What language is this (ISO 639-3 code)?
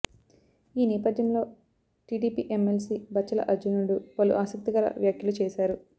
tel